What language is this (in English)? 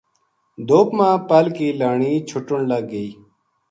Gujari